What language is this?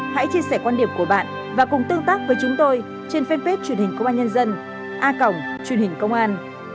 Vietnamese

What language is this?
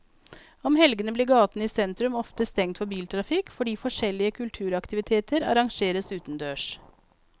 Norwegian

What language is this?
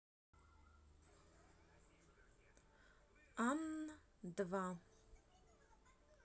Russian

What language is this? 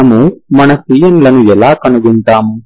Telugu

